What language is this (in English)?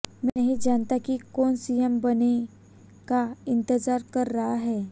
Hindi